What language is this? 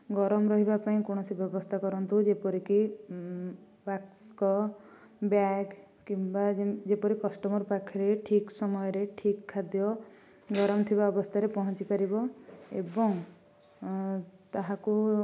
Odia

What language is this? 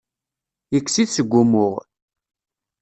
Kabyle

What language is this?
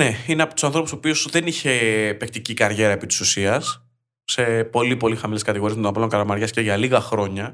Greek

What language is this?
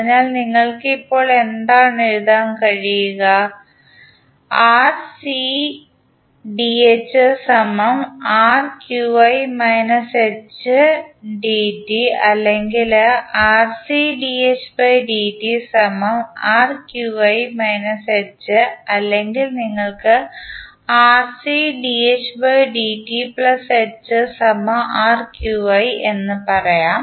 Malayalam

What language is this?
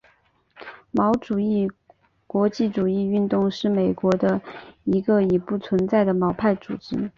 Chinese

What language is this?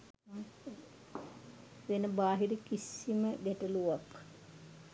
Sinhala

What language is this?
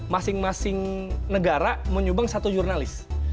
Indonesian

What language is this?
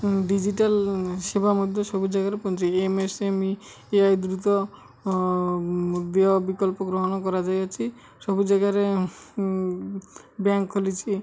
Odia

